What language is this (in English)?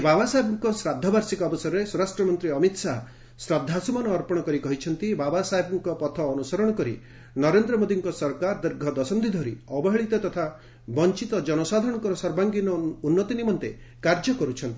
Odia